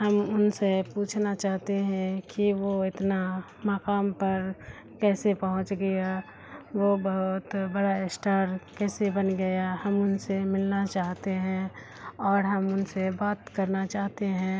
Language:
Urdu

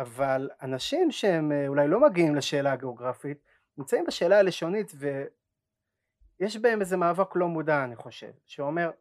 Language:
Hebrew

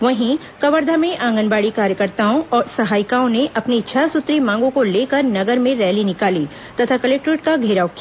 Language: Hindi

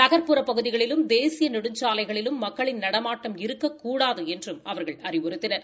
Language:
Tamil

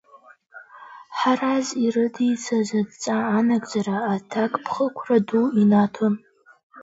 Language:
Abkhazian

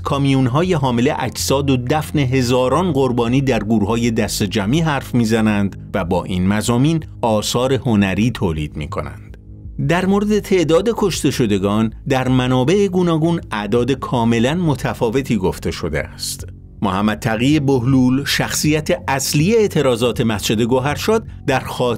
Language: Persian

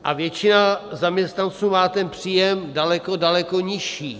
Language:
Czech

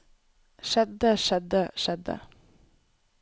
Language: Norwegian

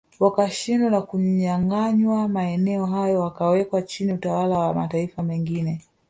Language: Swahili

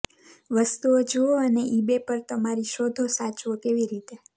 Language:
Gujarati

